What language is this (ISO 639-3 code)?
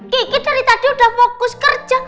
ind